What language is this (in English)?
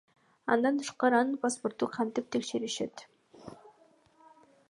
Kyrgyz